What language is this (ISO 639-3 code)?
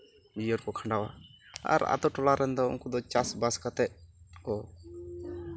sat